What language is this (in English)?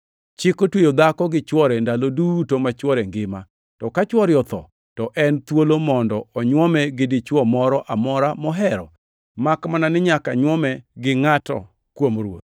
Luo (Kenya and Tanzania)